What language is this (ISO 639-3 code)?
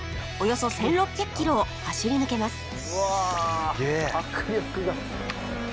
jpn